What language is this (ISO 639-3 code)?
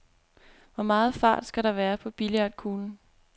dan